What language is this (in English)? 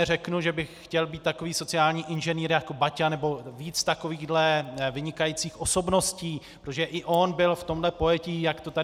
Czech